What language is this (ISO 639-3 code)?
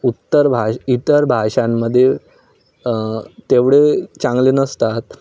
mar